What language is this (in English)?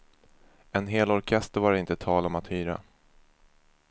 Swedish